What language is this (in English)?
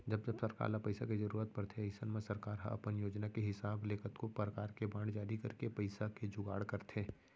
Chhattisgarhi